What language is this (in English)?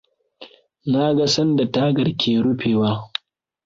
Hausa